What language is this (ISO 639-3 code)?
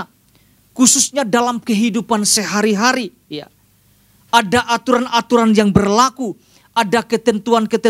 ind